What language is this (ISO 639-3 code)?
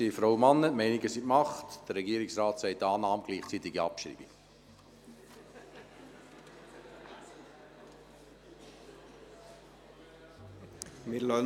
gsw